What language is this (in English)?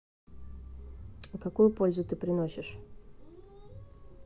Russian